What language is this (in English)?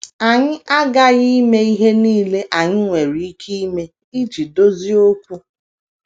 Igbo